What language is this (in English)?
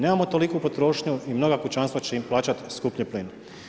Croatian